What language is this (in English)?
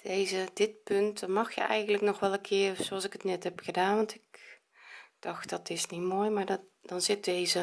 Dutch